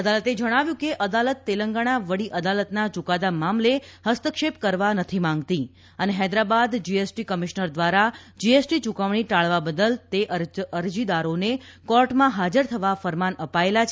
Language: Gujarati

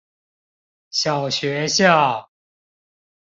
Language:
Chinese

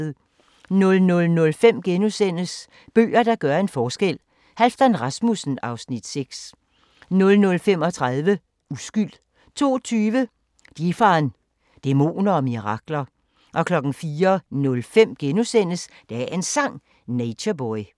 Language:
Danish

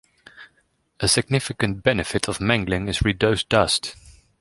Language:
English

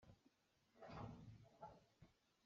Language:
Hakha Chin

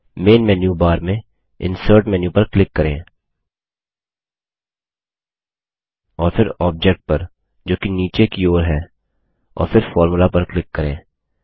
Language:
Hindi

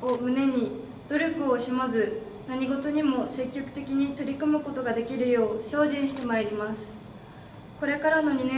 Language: Japanese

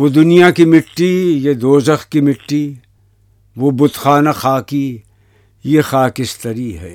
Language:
Urdu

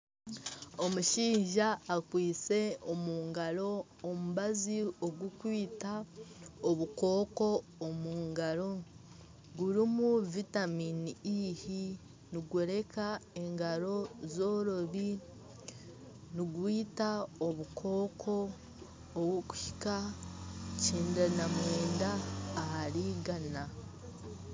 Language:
Nyankole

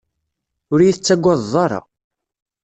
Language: Kabyle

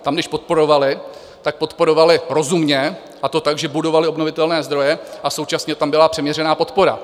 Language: Czech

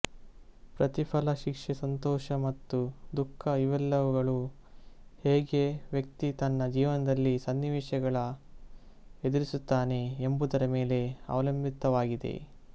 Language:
Kannada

